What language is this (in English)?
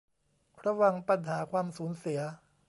Thai